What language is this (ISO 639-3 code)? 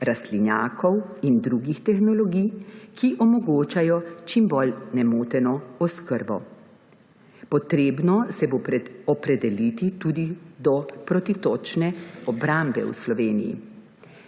slv